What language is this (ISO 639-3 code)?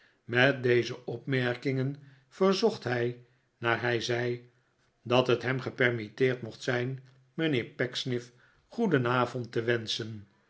nld